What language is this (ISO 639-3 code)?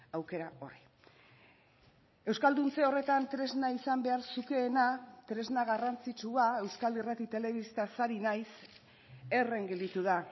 eus